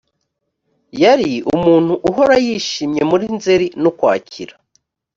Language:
Kinyarwanda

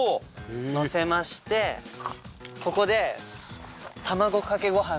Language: Japanese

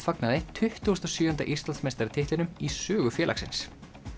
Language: Icelandic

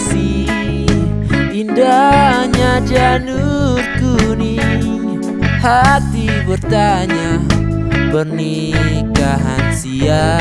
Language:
Indonesian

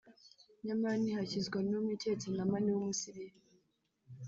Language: Kinyarwanda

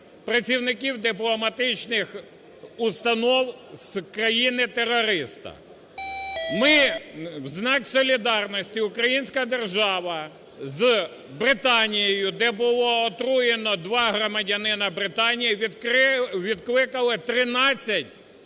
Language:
Ukrainian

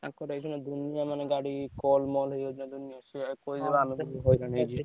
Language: Odia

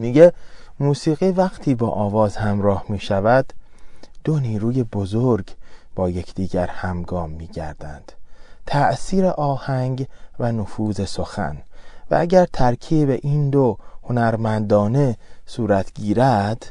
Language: Persian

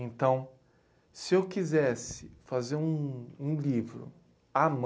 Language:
Portuguese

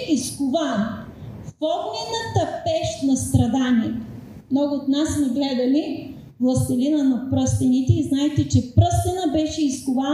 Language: Bulgarian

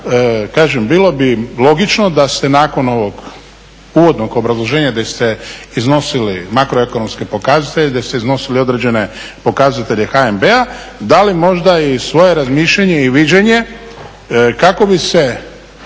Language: Croatian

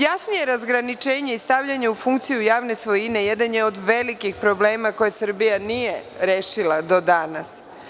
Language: Serbian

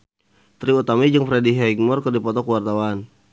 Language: Sundanese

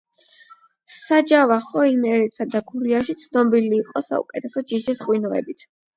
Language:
Georgian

